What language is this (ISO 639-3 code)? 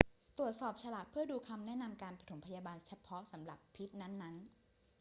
tha